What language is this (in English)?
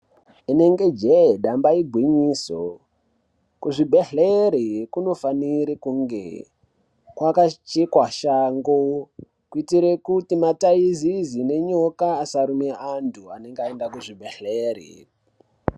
Ndau